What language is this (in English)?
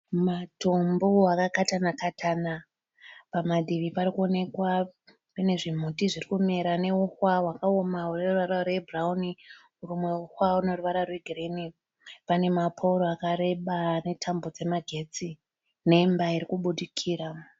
Shona